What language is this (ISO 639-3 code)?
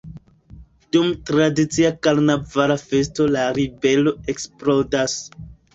epo